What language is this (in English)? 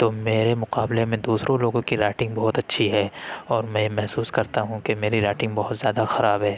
Urdu